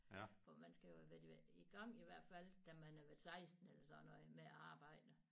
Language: Danish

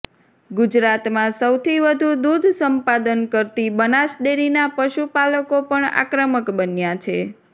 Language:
Gujarati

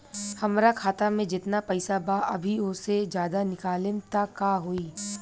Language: Bhojpuri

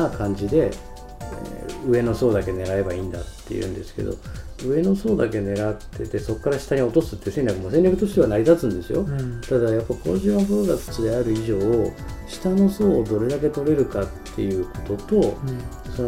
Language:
Japanese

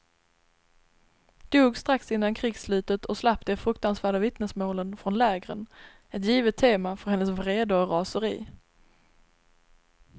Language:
Swedish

